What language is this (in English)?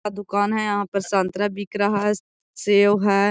Magahi